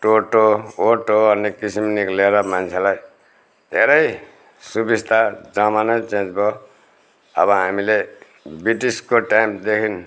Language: Nepali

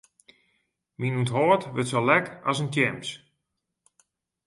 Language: Western Frisian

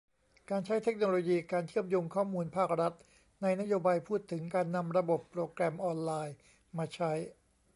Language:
Thai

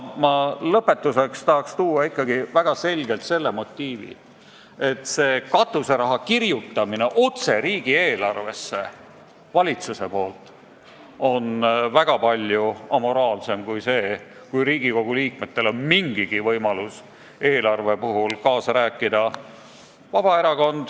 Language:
Estonian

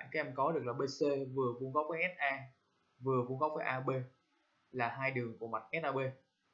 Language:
Vietnamese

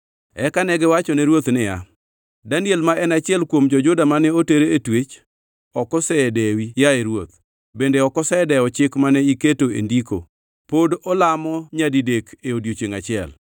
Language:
Luo (Kenya and Tanzania)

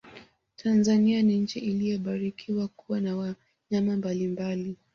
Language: Swahili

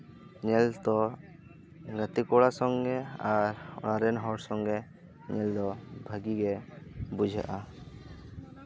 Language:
Santali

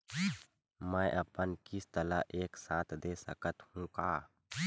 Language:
Chhattisgarhi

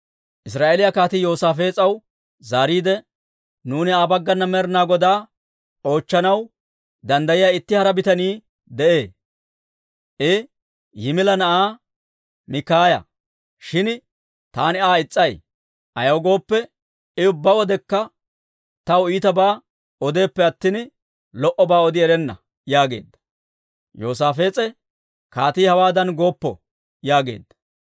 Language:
Dawro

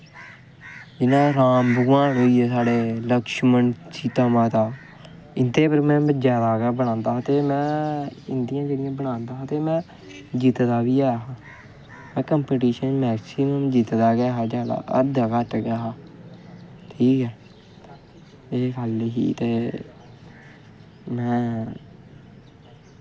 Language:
Dogri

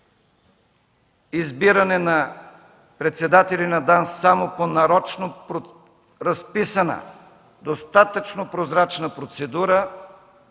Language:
Bulgarian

